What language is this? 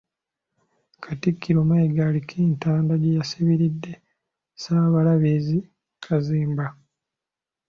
Ganda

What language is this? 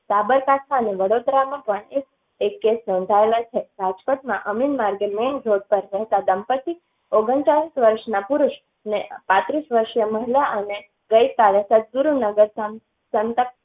Gujarati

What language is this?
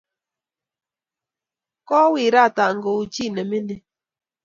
Kalenjin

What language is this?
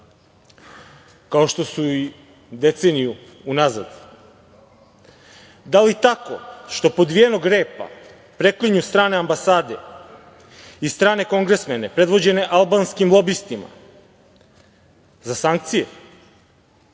Serbian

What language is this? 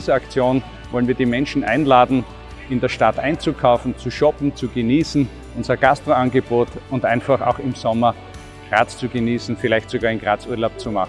German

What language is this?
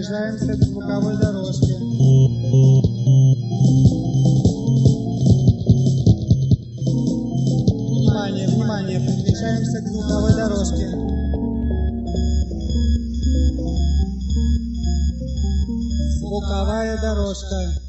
Russian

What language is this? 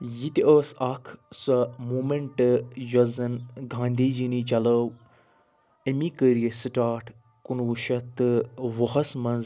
Kashmiri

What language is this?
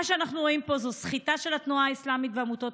Hebrew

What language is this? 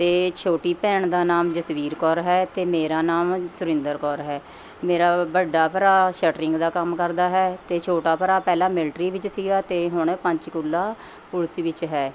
Punjabi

